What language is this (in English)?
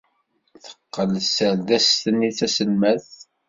Kabyle